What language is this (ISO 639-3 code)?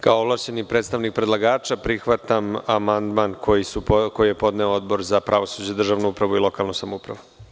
srp